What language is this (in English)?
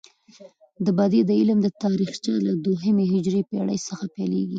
Pashto